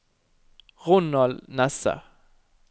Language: Norwegian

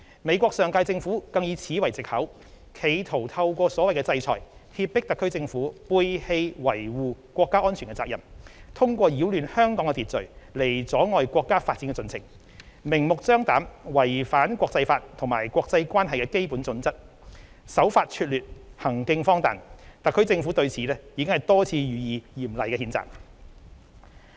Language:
Cantonese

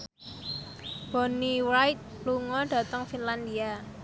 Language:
Javanese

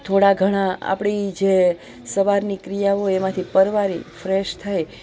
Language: Gujarati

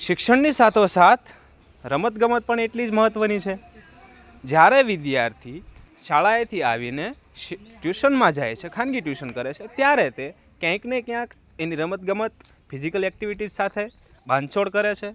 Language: Gujarati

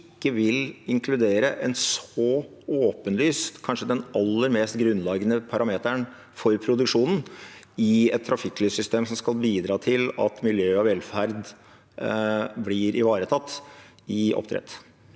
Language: Norwegian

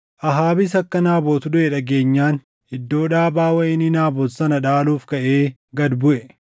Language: Oromo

